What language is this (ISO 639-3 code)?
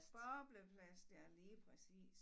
dan